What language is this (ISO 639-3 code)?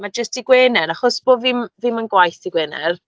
cym